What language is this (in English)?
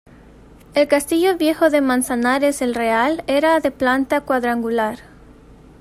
Spanish